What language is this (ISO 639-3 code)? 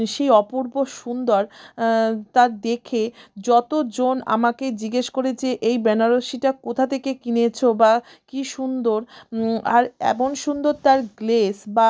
ben